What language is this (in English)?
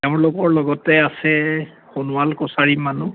Assamese